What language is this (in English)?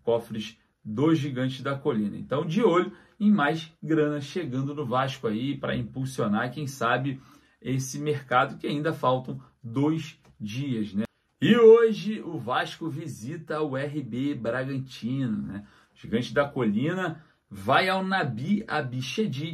Portuguese